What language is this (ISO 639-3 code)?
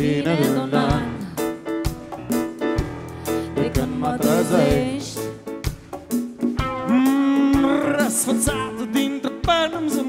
ron